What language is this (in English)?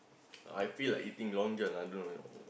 English